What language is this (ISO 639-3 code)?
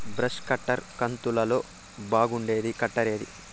tel